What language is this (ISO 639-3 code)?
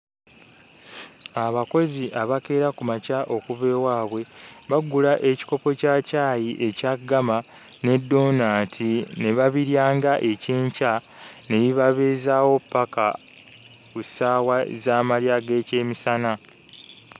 lug